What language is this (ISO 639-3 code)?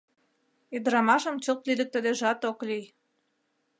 chm